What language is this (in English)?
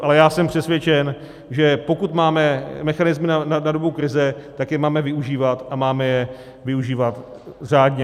Czech